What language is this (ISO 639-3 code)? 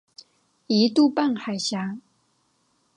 zho